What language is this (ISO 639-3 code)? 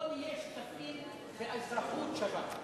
heb